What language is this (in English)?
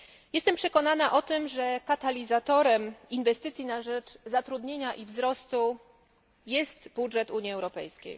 Polish